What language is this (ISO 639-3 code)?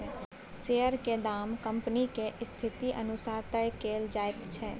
mai